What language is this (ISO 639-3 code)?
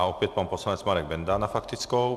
ces